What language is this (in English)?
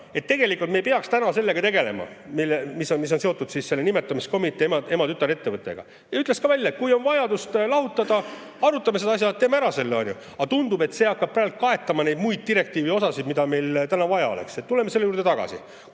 Estonian